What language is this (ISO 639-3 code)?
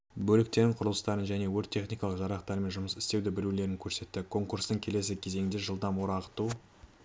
kaz